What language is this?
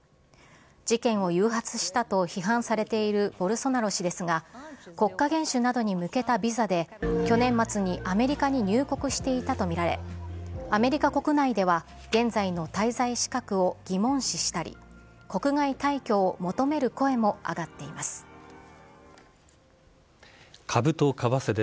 Japanese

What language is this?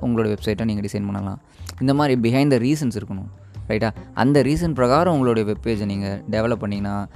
Tamil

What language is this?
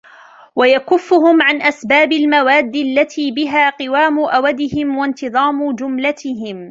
Arabic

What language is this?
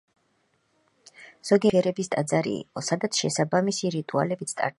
Georgian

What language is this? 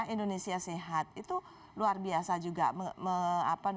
Indonesian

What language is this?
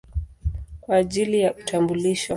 Swahili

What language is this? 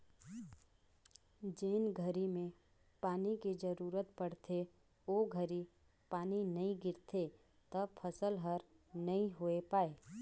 Chhattisgarhi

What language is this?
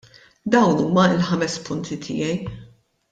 Maltese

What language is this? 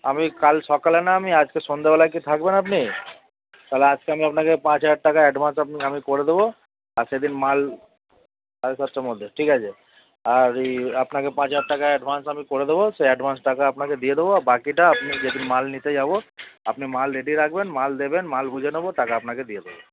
Bangla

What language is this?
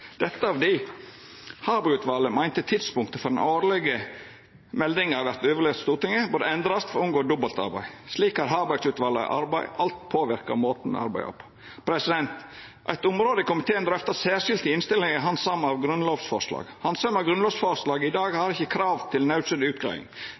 Norwegian Nynorsk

